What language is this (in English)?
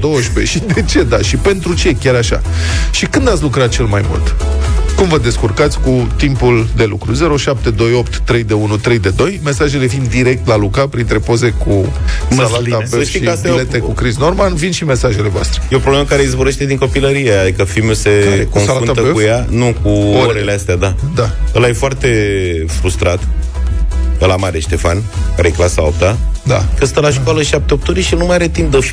Romanian